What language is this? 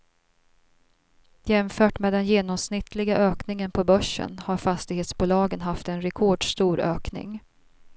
Swedish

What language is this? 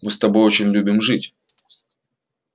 Russian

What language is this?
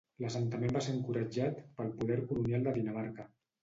Catalan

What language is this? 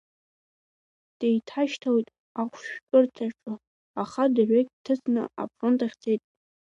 Abkhazian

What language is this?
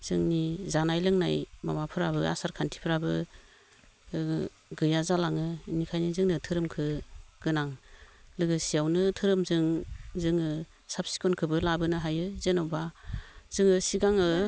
Bodo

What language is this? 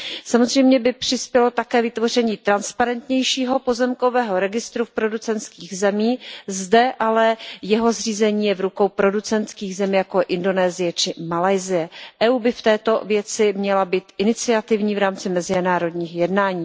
Czech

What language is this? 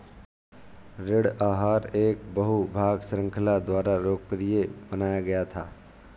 Hindi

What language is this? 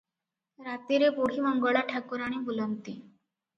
Odia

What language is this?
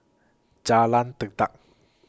English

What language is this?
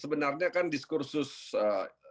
Indonesian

